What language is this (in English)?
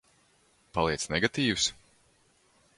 Latvian